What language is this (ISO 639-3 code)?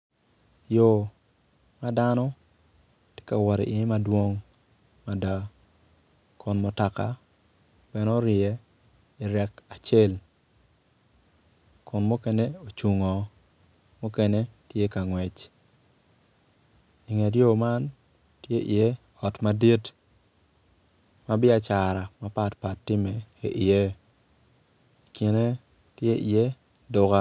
ach